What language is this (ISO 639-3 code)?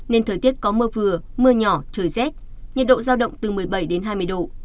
vie